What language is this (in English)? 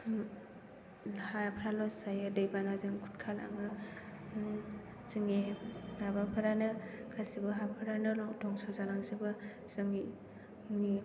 Bodo